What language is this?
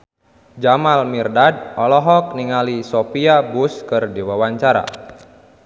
Sundanese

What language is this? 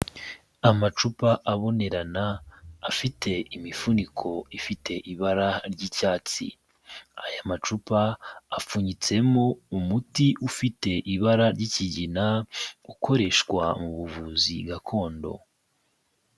Kinyarwanda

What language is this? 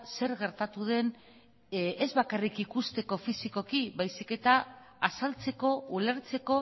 Basque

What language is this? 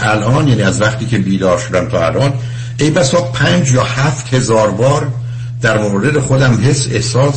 Persian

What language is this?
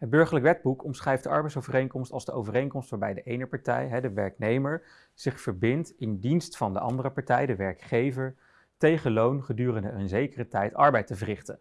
Dutch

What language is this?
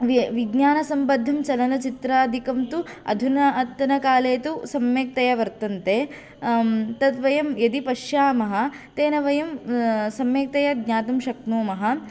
Sanskrit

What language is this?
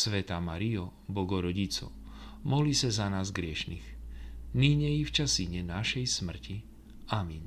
Slovak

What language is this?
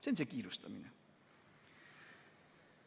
Estonian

